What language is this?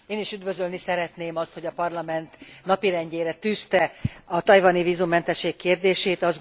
Hungarian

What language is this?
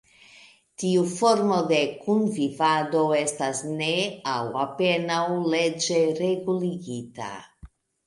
Esperanto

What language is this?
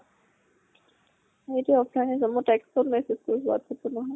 Assamese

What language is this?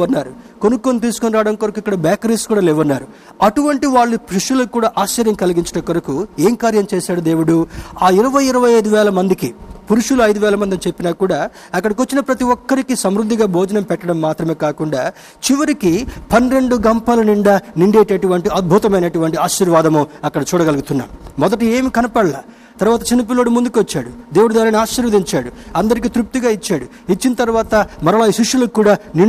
Telugu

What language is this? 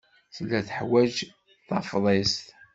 Kabyle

